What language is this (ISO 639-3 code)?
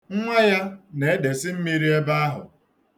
ibo